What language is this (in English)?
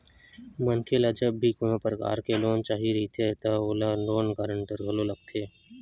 Chhattisgarhi